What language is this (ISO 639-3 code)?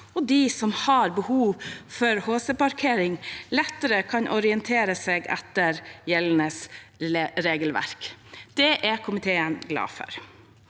nor